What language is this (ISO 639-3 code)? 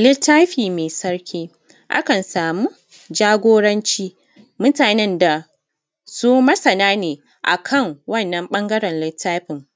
hau